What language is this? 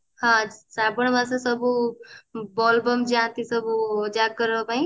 Odia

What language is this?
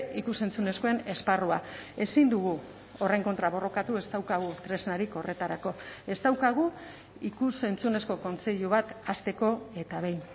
Basque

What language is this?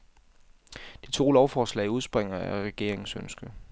Danish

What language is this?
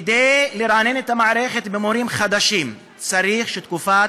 Hebrew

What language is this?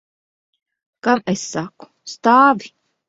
Latvian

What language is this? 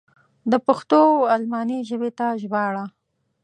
Pashto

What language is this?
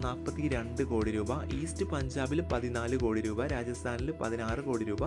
Malayalam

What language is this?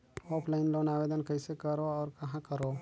Chhattisgarhi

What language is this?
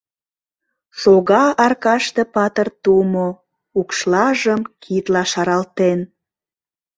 Mari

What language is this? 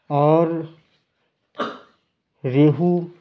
Urdu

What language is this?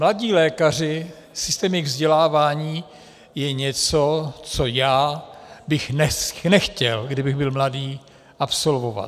Czech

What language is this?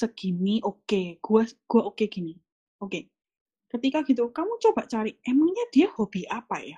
Indonesian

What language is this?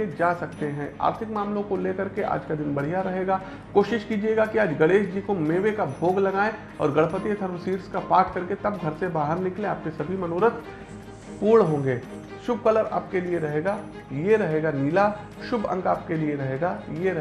Hindi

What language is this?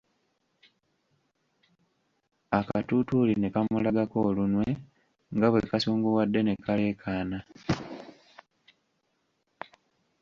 Ganda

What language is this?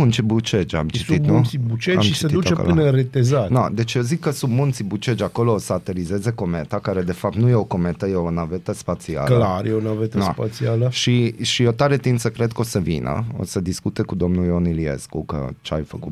Romanian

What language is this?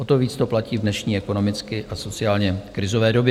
Czech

